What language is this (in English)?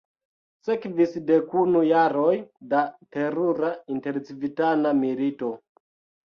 Esperanto